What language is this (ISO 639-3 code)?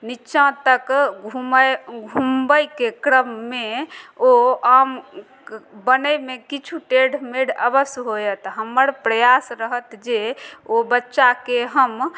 mai